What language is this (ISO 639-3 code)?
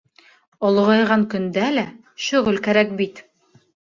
bak